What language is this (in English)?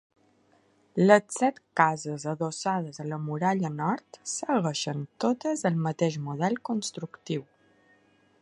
Catalan